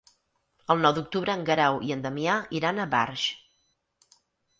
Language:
Catalan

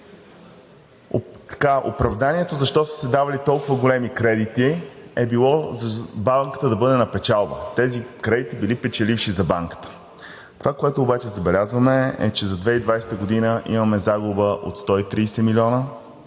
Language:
Bulgarian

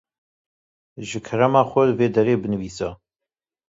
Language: Kurdish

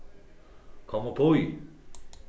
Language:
Faroese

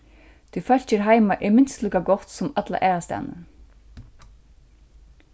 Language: Faroese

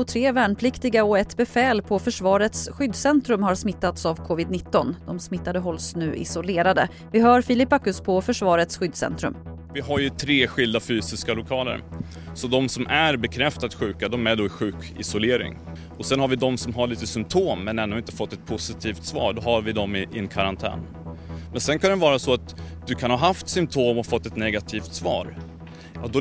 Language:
Swedish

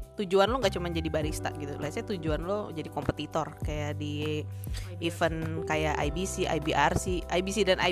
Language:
Indonesian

